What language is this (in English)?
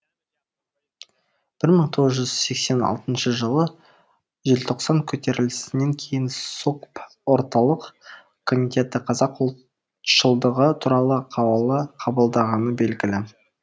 Kazakh